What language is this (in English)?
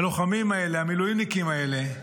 Hebrew